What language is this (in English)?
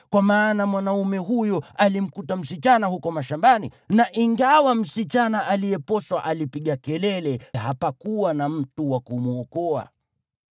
Swahili